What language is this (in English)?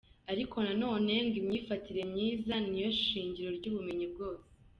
Kinyarwanda